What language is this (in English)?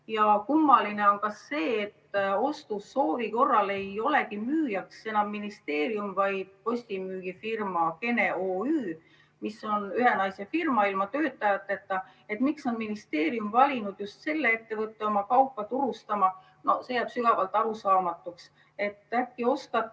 Estonian